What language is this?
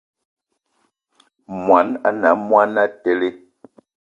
Eton (Cameroon)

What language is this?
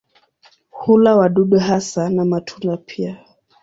Swahili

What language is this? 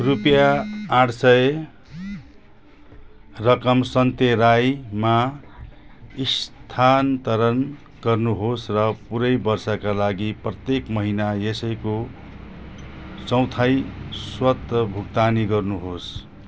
Nepali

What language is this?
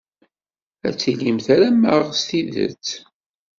Kabyle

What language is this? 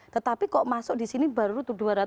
Indonesian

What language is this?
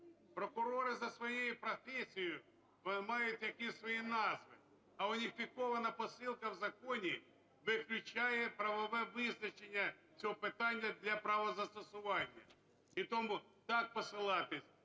Ukrainian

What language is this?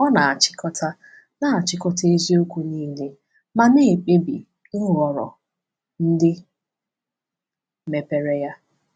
Igbo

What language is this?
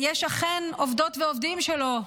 Hebrew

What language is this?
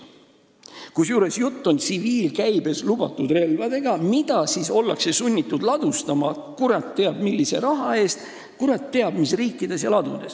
Estonian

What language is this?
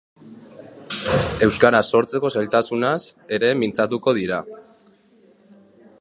Basque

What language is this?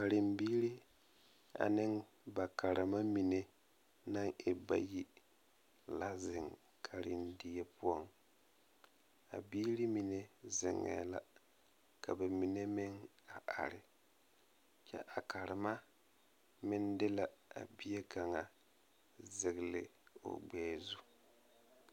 Southern Dagaare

